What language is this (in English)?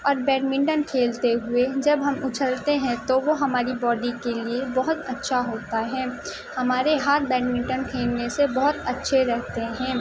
Urdu